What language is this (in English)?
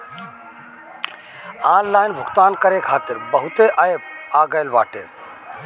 Bhojpuri